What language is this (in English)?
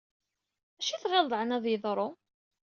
Kabyle